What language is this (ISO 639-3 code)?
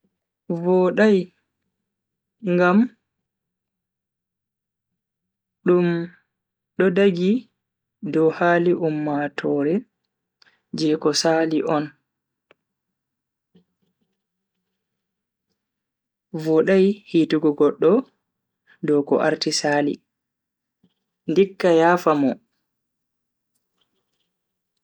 fui